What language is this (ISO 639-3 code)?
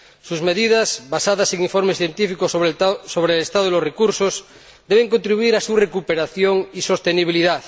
spa